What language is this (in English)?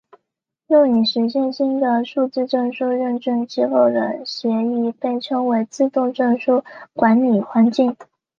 Chinese